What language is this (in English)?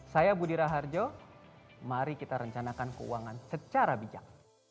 Indonesian